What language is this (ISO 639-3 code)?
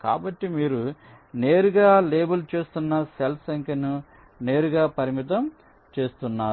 tel